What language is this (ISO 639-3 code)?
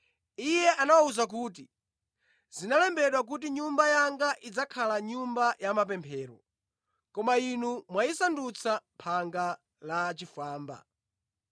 nya